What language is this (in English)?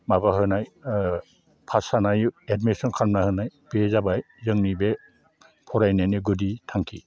Bodo